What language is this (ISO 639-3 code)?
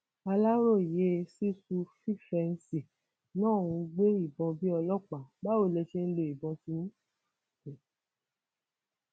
yor